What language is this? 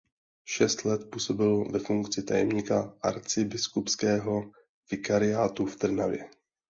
Czech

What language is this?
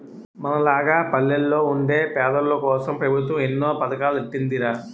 Telugu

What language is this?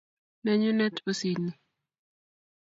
Kalenjin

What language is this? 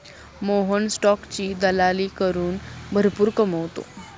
Marathi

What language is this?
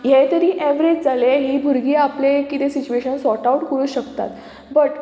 Konkani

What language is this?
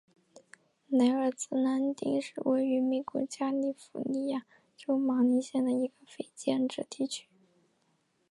Chinese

